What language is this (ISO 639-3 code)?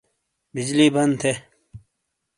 scl